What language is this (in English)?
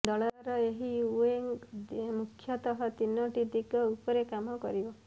Odia